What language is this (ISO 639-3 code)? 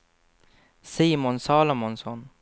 swe